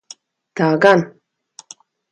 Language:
Latvian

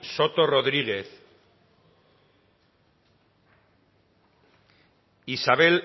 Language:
Basque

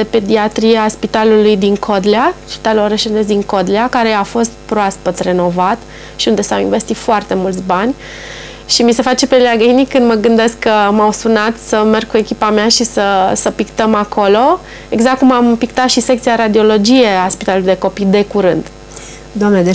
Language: Romanian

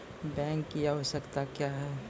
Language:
Maithili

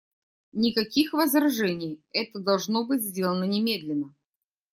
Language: Russian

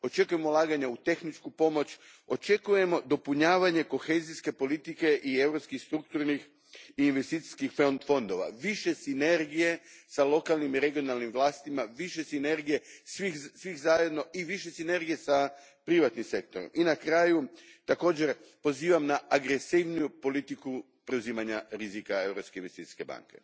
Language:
Croatian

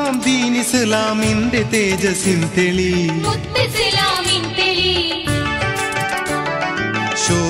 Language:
Malayalam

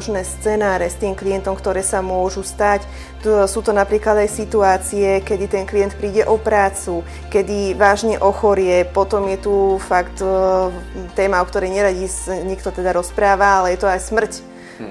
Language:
Slovak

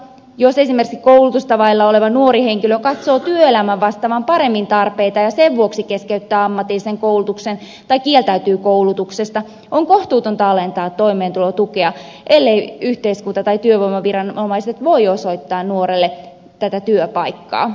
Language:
Finnish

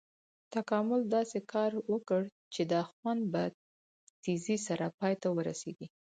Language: Pashto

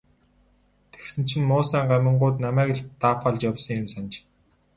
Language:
Mongolian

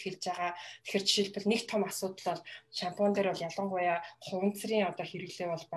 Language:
Russian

